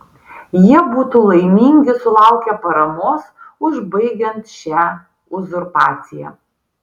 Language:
Lithuanian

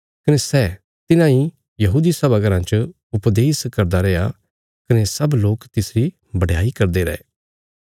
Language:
Bilaspuri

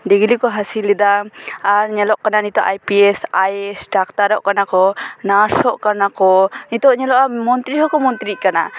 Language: Santali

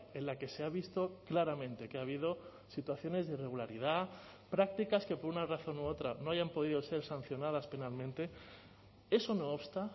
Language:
Spanish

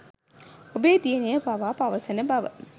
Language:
Sinhala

